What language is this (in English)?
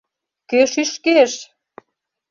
Mari